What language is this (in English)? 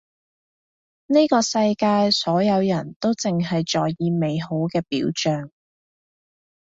Cantonese